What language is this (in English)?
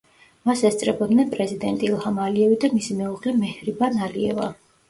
Georgian